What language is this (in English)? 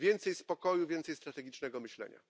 Polish